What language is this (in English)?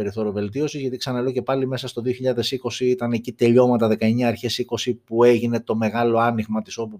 Greek